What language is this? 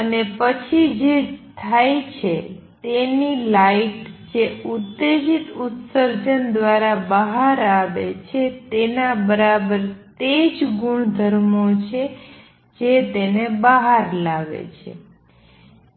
Gujarati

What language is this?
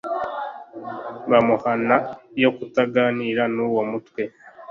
Kinyarwanda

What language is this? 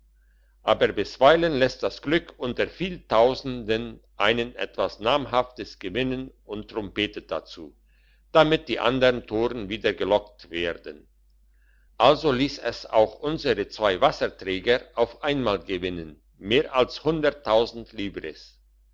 German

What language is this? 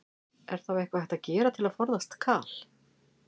Icelandic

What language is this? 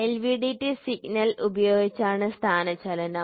Malayalam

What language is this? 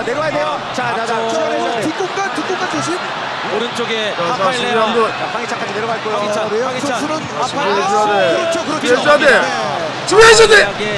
Korean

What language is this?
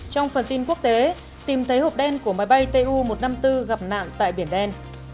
Vietnamese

